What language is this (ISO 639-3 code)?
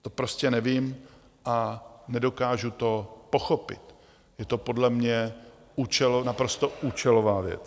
ces